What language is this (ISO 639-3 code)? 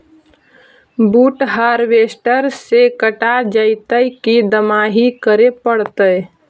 mag